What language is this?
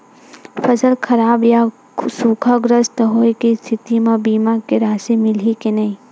Chhattisgarhi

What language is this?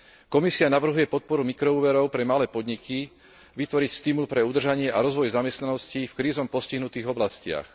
Slovak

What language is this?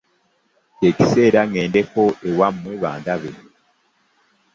Ganda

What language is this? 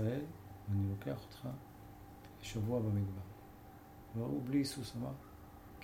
Hebrew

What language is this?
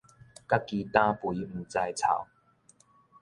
Min Nan Chinese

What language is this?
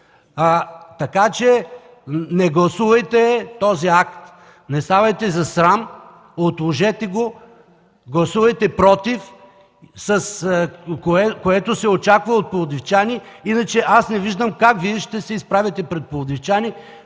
Bulgarian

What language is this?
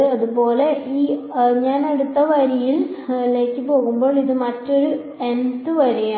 Malayalam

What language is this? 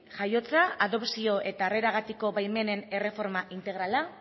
Basque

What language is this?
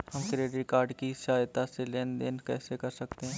Hindi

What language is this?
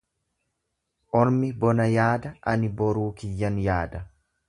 Oromo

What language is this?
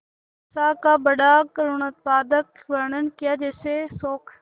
Hindi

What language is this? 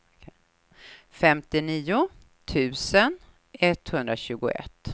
Swedish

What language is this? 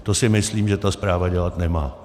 Czech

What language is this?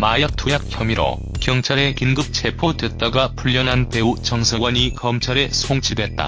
Korean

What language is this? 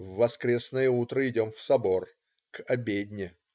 Russian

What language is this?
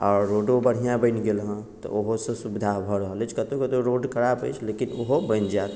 Maithili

